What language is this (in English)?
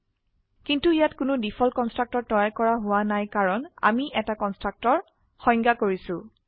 Assamese